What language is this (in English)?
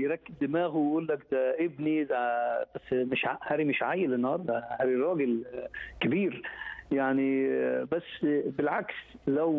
Arabic